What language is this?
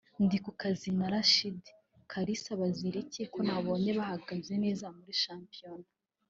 Kinyarwanda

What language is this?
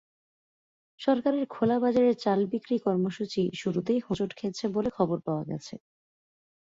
Bangla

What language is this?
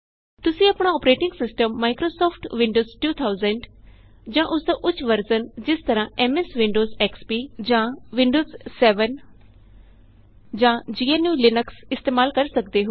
Punjabi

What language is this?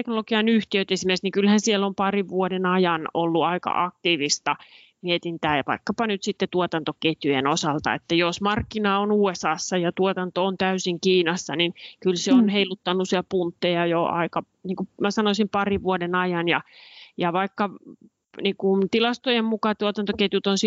Finnish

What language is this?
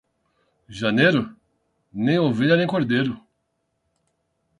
Portuguese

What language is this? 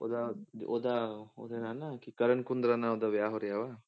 Punjabi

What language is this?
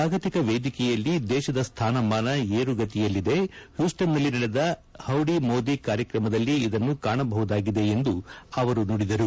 Kannada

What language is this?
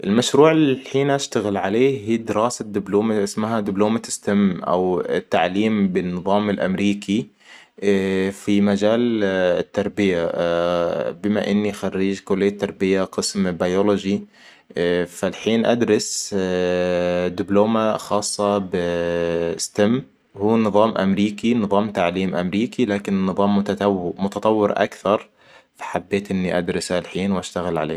Hijazi Arabic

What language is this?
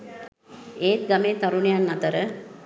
Sinhala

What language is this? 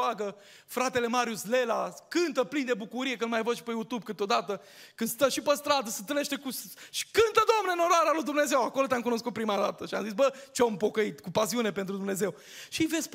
Romanian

